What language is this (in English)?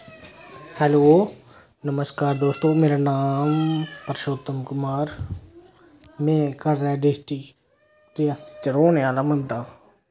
Dogri